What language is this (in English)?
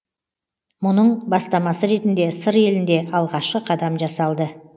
Kazakh